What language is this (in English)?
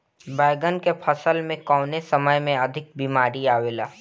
Bhojpuri